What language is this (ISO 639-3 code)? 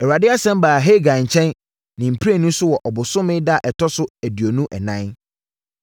aka